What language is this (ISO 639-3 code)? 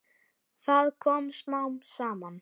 isl